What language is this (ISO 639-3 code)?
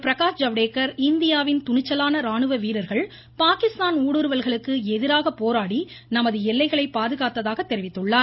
tam